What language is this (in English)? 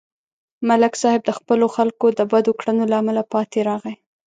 Pashto